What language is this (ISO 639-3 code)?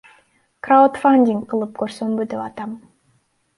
kir